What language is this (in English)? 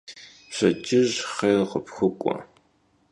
Kabardian